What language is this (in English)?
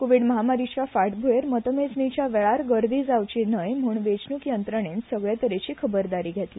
Konkani